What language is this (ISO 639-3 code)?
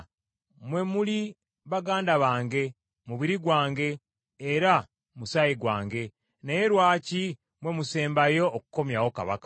lug